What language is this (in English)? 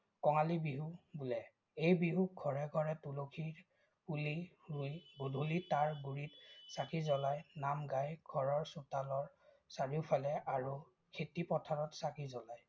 Assamese